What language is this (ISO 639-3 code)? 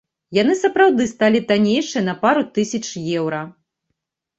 bel